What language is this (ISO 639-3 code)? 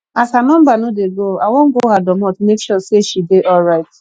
pcm